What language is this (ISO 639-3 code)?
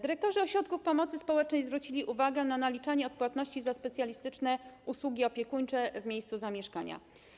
pol